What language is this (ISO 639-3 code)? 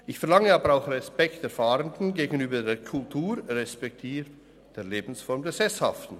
gsw